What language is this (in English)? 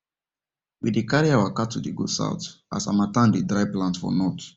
Nigerian Pidgin